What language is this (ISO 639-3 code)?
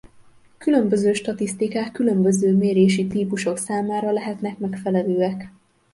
hun